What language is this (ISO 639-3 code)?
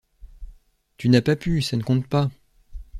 fra